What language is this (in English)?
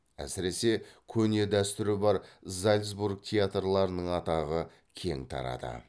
Kazakh